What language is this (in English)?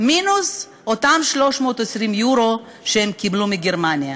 Hebrew